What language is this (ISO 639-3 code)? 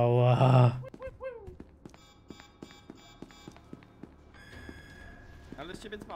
pol